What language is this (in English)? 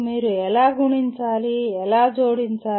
Telugu